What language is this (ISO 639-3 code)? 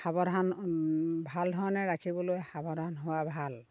asm